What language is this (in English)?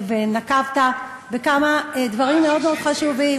Hebrew